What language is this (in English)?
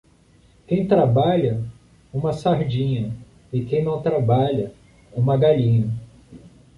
Portuguese